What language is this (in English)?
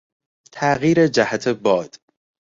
Persian